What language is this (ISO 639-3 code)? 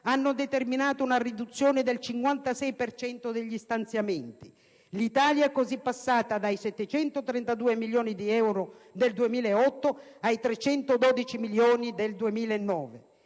ita